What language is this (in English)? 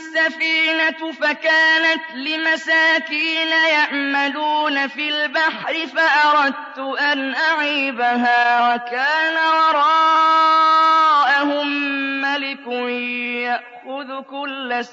Arabic